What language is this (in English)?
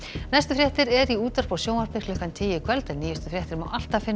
Icelandic